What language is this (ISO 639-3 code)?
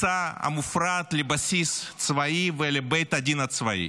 heb